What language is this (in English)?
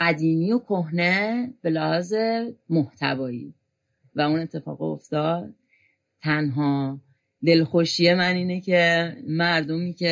Persian